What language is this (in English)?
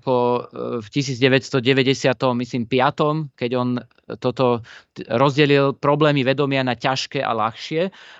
Slovak